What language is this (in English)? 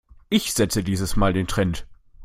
German